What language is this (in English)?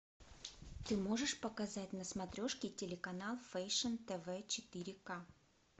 Russian